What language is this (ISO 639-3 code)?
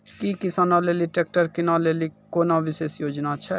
mai